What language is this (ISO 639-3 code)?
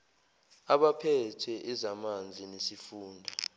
zul